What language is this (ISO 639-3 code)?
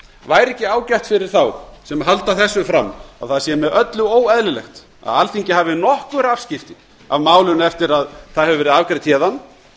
isl